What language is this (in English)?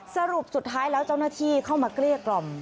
Thai